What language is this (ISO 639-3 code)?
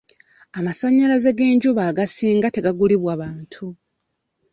lug